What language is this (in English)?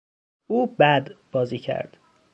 Persian